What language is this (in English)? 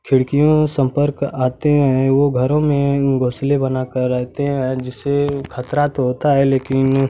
Hindi